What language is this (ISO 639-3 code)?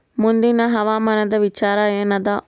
kan